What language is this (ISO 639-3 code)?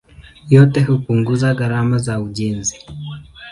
swa